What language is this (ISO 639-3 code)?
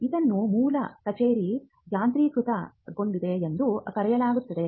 kan